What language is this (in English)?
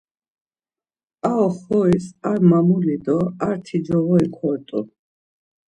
Laz